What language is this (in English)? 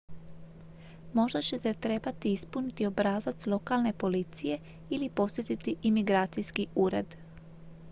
Croatian